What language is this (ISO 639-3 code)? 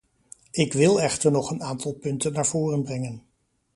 nld